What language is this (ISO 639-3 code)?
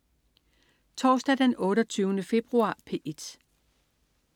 dan